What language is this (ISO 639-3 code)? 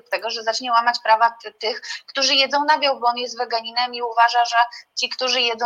pol